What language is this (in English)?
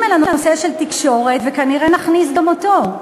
Hebrew